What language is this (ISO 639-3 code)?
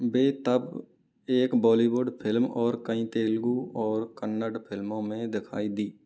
hin